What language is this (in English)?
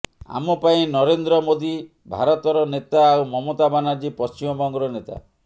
Odia